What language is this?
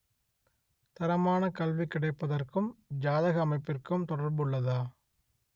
Tamil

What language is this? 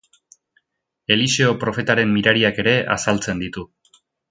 Basque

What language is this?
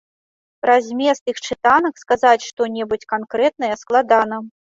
Belarusian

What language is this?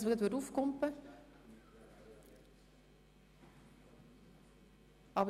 Swiss German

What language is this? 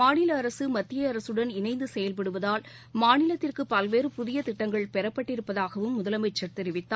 Tamil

